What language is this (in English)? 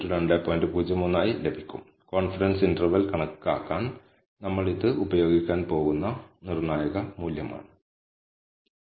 Malayalam